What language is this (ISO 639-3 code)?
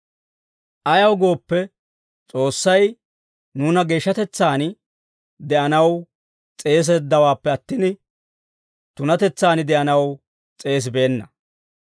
dwr